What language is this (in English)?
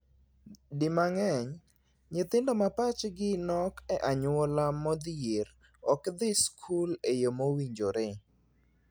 Luo (Kenya and Tanzania)